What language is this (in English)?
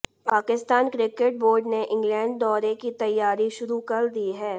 Hindi